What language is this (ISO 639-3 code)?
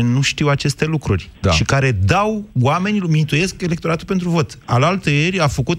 ron